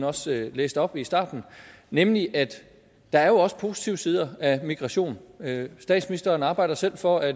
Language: Danish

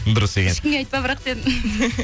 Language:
Kazakh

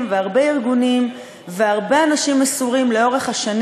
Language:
Hebrew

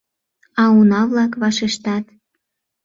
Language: Mari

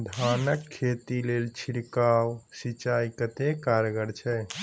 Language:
Maithili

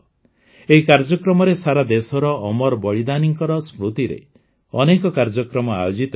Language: Odia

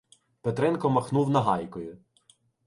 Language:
Ukrainian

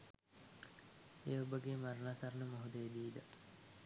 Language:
Sinhala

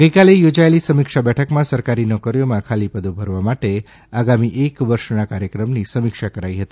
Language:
Gujarati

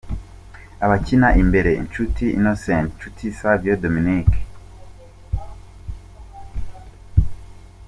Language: Kinyarwanda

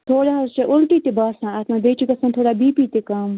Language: Kashmiri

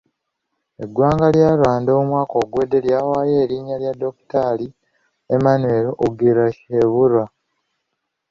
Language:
Ganda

